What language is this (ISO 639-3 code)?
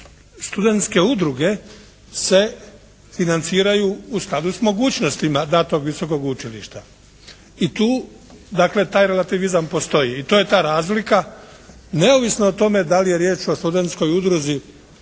hrv